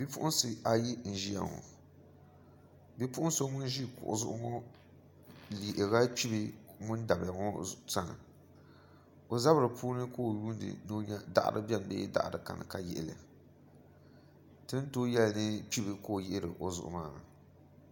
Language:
Dagbani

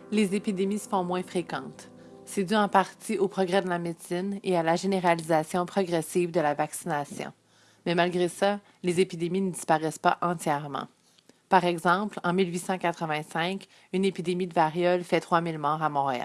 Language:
French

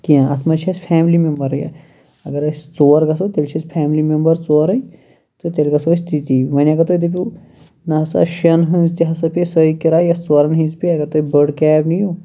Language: Kashmiri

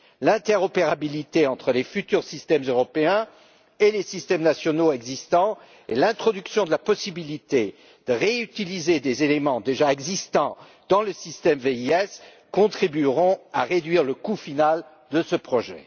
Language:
French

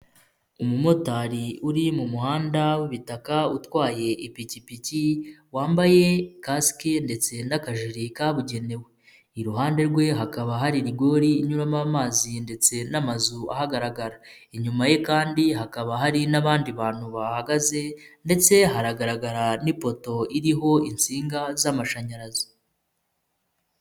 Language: Kinyarwanda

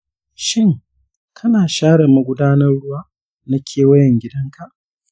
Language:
Hausa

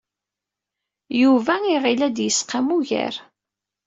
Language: Kabyle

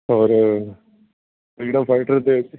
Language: Punjabi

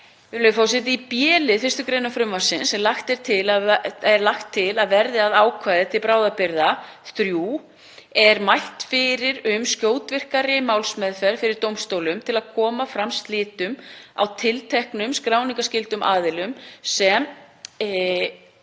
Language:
Icelandic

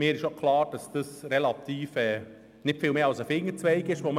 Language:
Swiss German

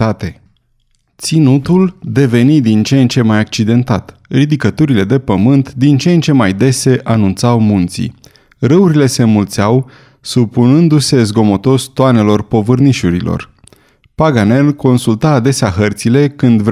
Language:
Romanian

